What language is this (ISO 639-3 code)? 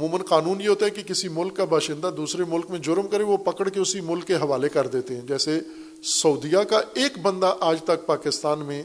urd